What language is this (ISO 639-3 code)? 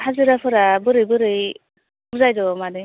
brx